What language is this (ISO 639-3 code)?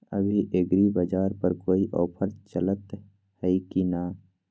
mag